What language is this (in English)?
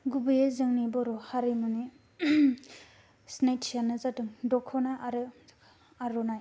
Bodo